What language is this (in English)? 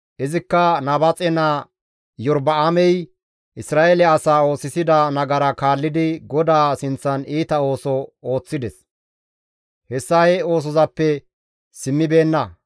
Gamo